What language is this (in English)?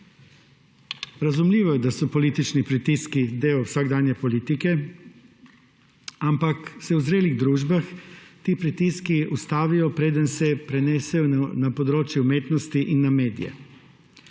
Slovenian